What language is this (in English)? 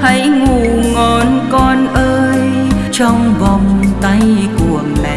Vietnamese